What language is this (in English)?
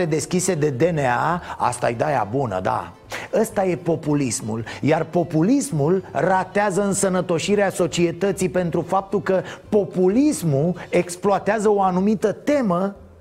Romanian